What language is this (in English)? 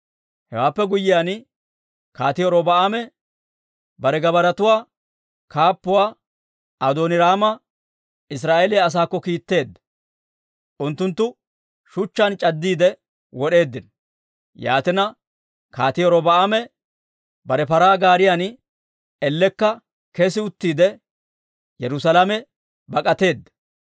Dawro